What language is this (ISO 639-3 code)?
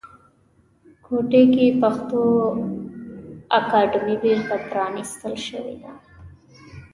pus